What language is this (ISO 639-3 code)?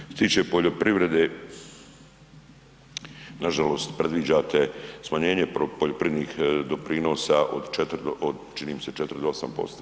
hrv